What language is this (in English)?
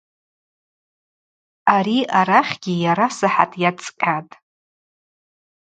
Abaza